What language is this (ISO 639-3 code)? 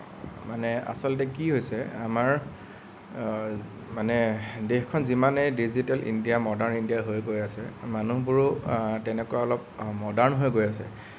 asm